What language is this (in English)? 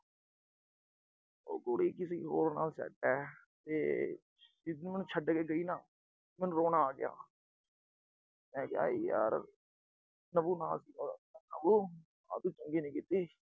Punjabi